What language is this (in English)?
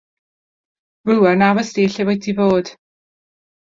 Welsh